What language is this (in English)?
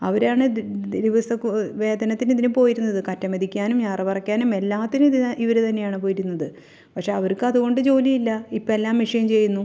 Malayalam